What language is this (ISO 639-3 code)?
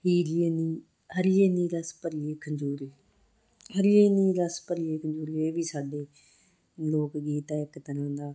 pan